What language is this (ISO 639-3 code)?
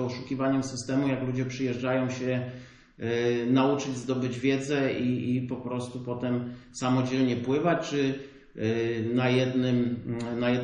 pol